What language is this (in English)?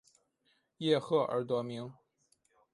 Chinese